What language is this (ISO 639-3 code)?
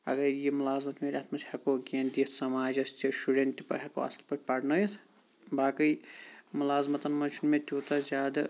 kas